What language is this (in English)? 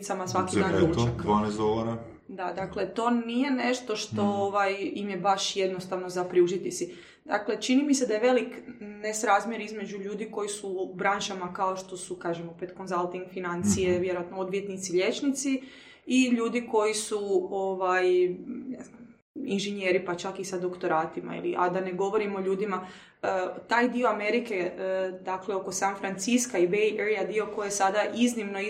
Croatian